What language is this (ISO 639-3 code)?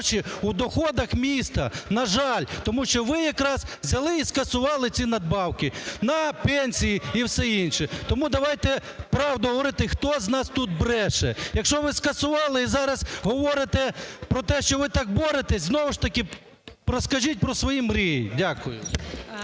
ukr